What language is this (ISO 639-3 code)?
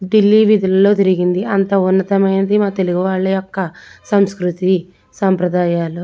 tel